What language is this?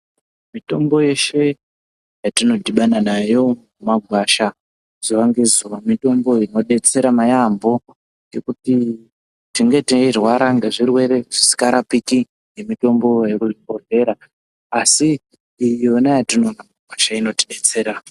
Ndau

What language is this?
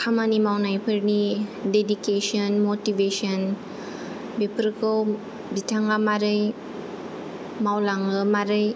Bodo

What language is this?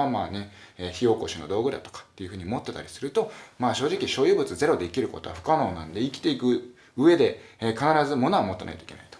Japanese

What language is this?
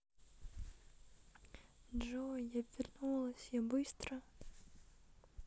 Russian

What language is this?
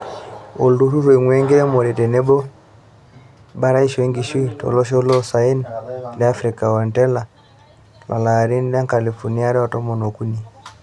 Masai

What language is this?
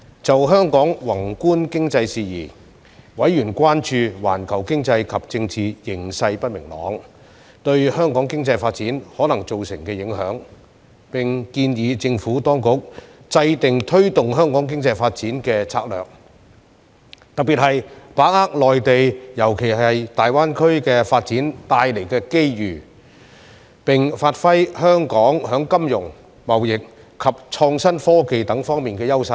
Cantonese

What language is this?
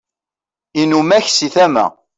Kabyle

